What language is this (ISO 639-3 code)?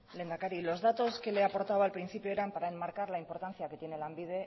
spa